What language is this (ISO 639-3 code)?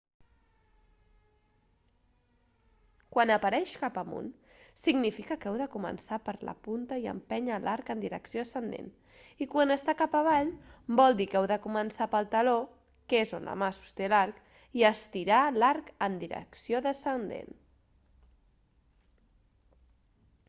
cat